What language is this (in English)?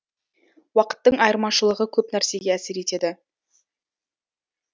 Kazakh